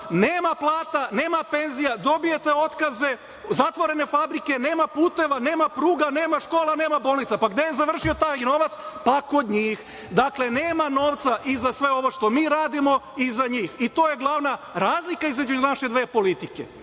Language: Serbian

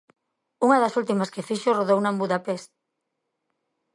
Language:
Galician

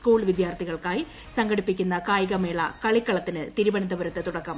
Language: Malayalam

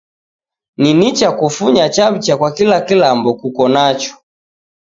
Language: Taita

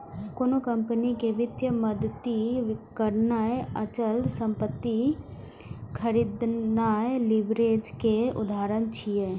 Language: Maithili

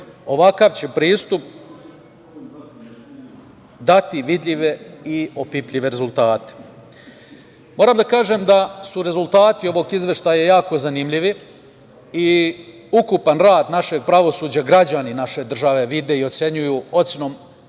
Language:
Serbian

